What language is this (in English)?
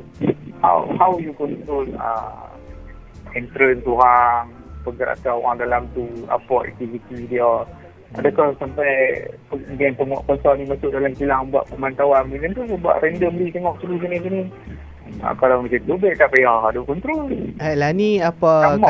Malay